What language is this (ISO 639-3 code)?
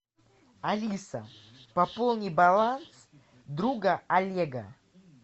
rus